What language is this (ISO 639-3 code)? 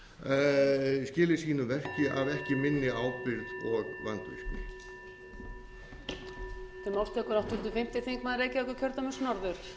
isl